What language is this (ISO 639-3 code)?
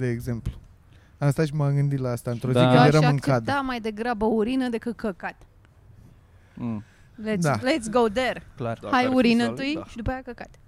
ron